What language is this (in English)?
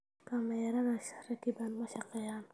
Somali